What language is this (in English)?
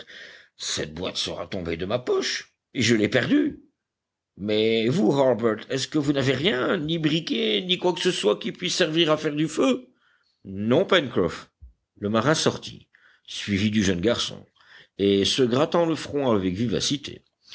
French